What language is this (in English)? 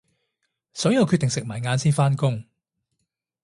Cantonese